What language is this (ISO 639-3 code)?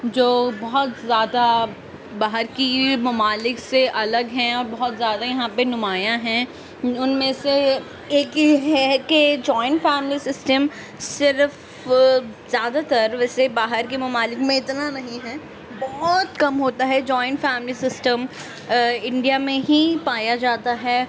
urd